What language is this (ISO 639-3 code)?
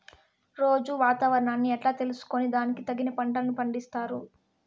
tel